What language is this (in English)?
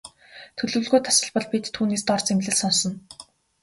Mongolian